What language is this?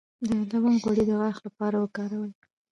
Pashto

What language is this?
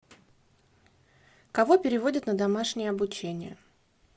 Russian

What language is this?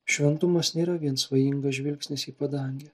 Lithuanian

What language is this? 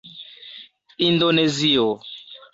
Esperanto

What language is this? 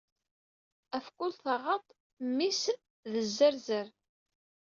Kabyle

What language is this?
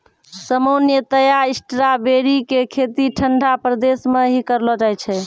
Maithili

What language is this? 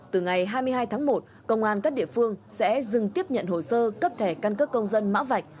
Vietnamese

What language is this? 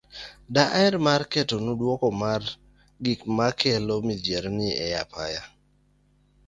Luo (Kenya and Tanzania)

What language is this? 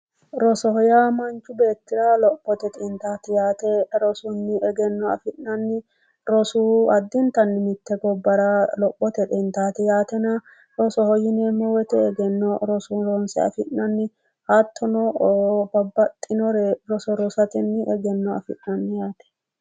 Sidamo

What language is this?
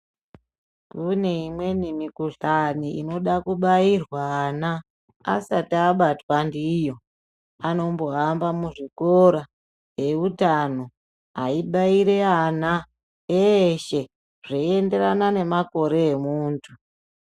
Ndau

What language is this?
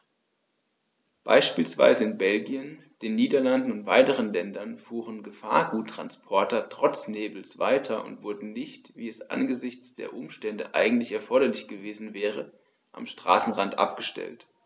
German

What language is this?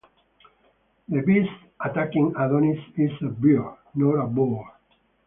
English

